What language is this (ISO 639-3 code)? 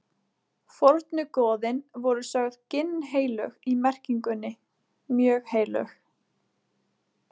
isl